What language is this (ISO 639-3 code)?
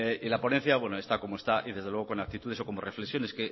spa